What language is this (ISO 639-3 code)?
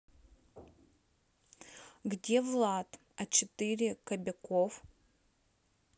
rus